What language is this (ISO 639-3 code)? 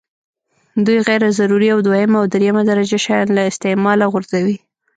pus